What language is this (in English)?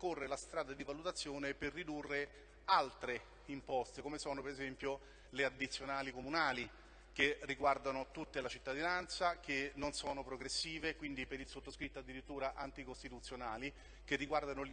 Italian